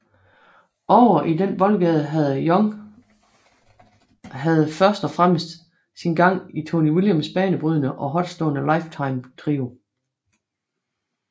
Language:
Danish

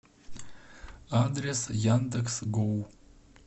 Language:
Russian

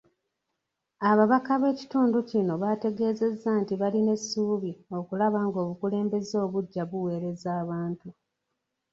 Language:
Ganda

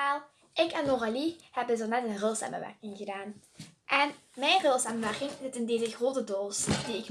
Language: Dutch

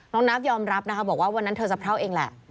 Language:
Thai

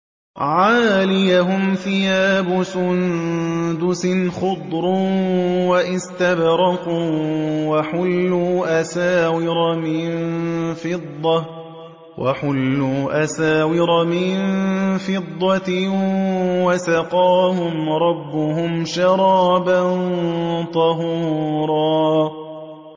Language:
Arabic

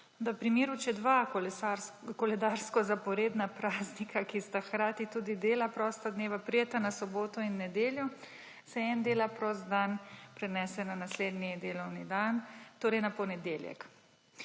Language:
Slovenian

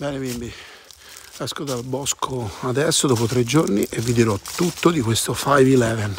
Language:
Italian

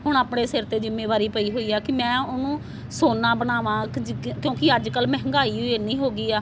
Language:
Punjabi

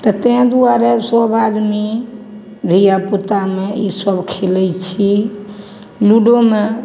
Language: Maithili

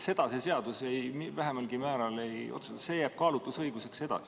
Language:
Estonian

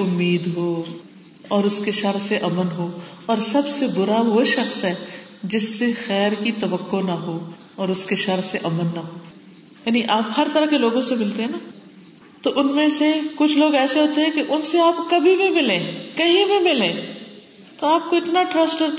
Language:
Urdu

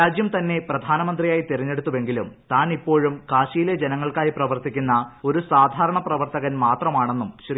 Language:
Malayalam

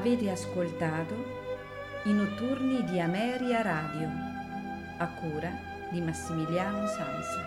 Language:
Italian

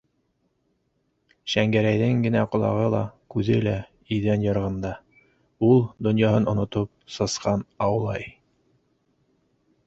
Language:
Bashkir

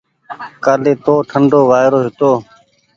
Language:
Goaria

